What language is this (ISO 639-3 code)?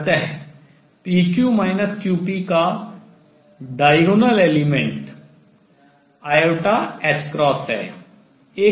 hin